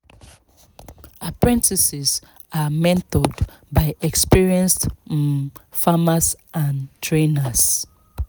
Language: Nigerian Pidgin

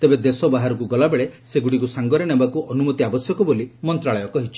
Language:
Odia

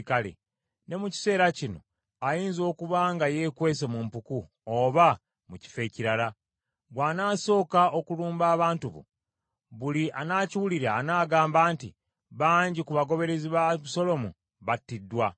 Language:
Ganda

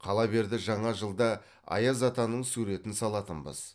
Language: Kazakh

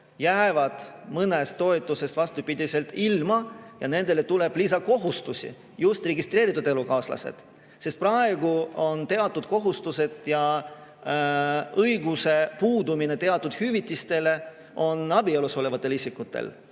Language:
Estonian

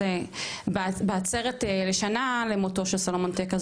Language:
Hebrew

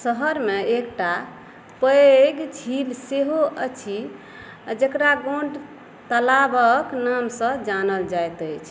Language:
Maithili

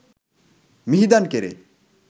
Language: Sinhala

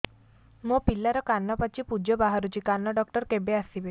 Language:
Odia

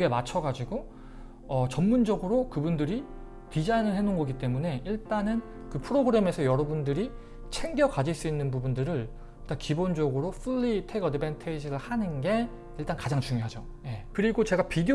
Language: Korean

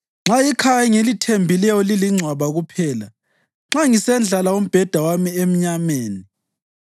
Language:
North Ndebele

